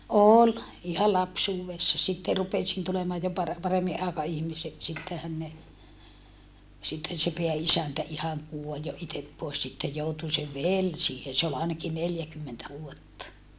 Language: Finnish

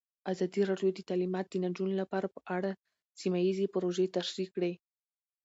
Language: Pashto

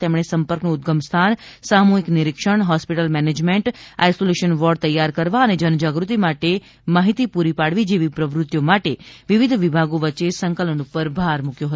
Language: Gujarati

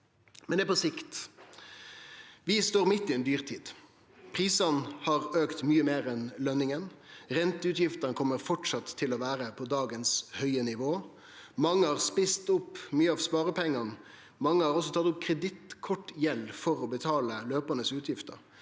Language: Norwegian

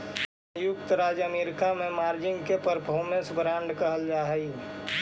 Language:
Magahi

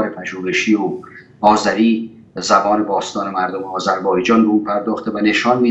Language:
Persian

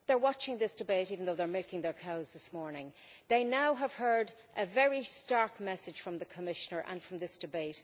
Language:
English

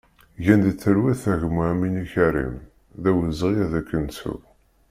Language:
Kabyle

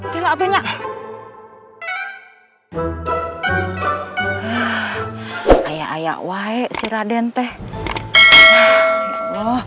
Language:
Indonesian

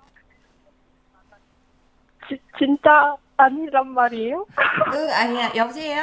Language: Korean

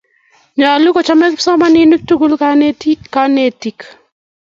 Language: Kalenjin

